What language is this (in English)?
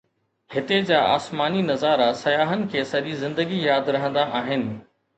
Sindhi